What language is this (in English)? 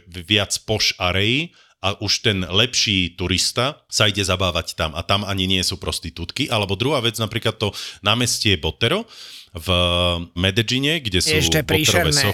Slovak